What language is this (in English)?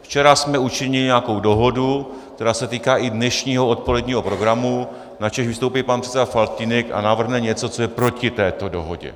Czech